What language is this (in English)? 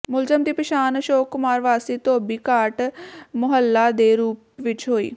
Punjabi